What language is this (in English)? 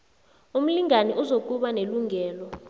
South Ndebele